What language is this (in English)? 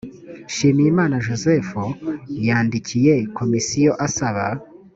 Kinyarwanda